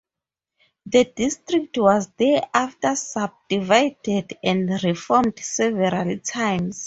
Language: English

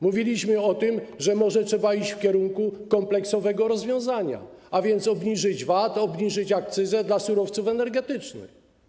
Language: Polish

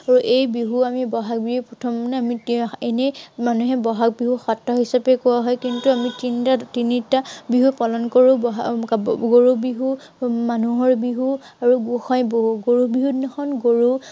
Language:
Assamese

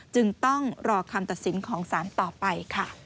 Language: Thai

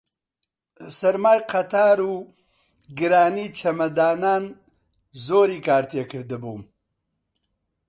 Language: Central Kurdish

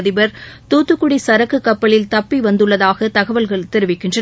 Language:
Tamil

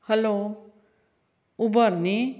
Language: Konkani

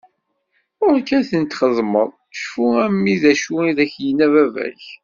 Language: Kabyle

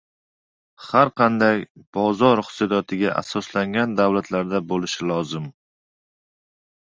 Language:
Uzbek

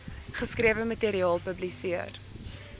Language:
Afrikaans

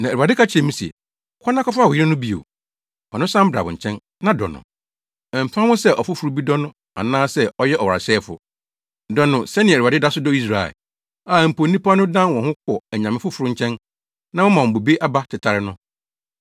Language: Akan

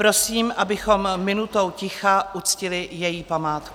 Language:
Czech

